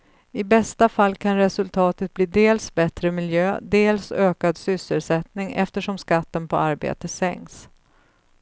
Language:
Swedish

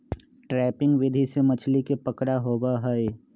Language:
Magahi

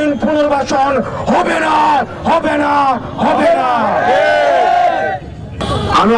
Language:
Korean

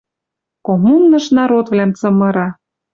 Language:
Western Mari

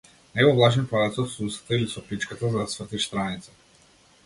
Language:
Macedonian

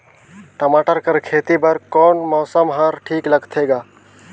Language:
Chhattisgarhi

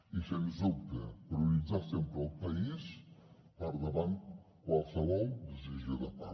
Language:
Catalan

